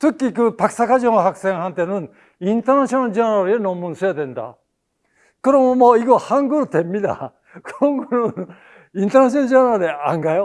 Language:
Korean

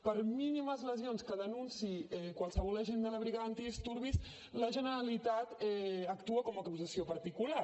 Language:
Catalan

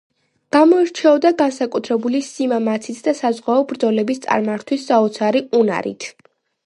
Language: Georgian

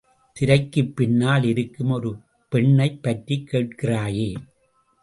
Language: Tamil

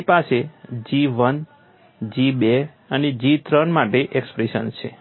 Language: Gujarati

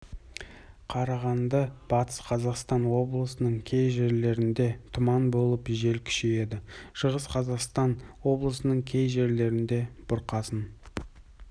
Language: Kazakh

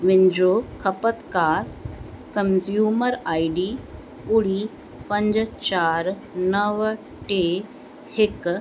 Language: Sindhi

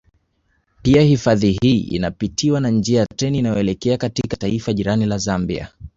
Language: Swahili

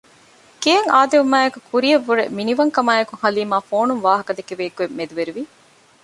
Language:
Divehi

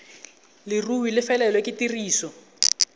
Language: Tswana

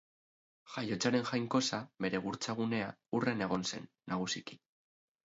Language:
Basque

